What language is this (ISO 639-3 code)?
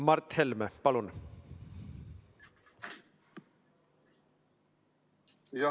est